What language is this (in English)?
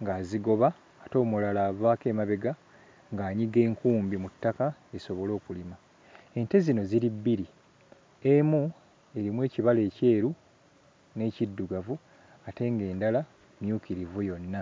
Ganda